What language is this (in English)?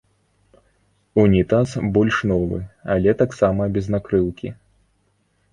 Belarusian